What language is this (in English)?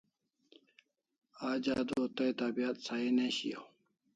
Kalasha